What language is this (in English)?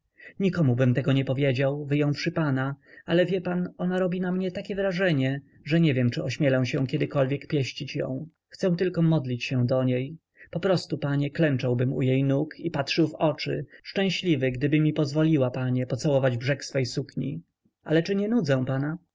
Polish